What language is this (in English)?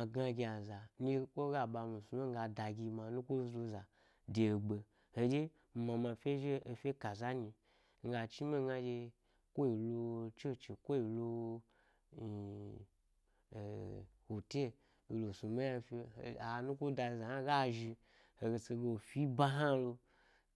Gbari